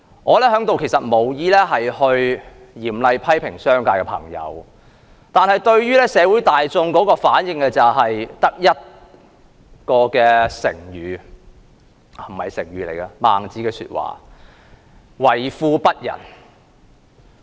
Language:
Cantonese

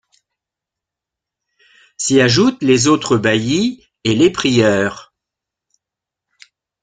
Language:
French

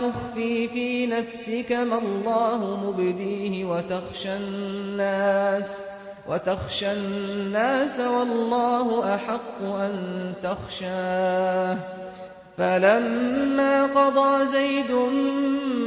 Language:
Arabic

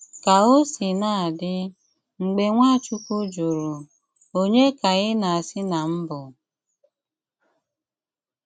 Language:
Igbo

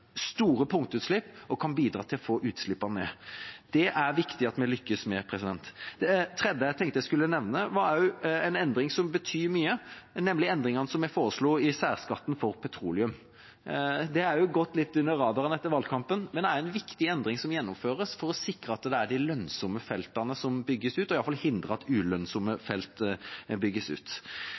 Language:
Norwegian Bokmål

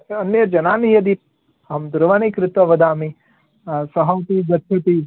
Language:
Sanskrit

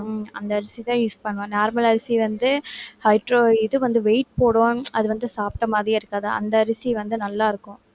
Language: Tamil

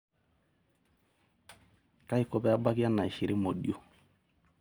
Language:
Masai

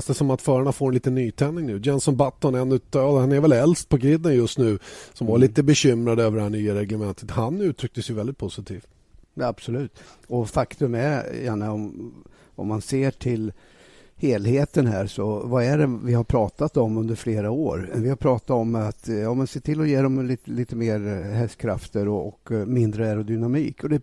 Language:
Swedish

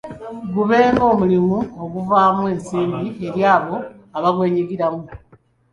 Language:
Ganda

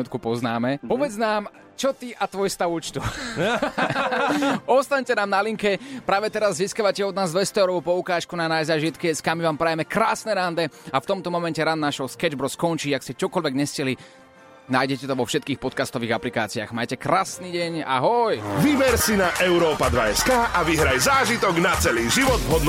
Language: Slovak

